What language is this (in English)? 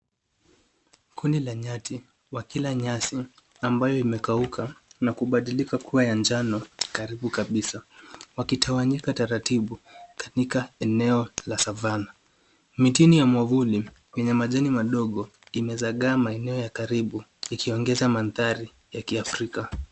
Swahili